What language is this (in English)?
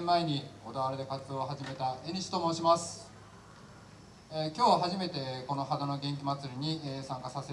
Japanese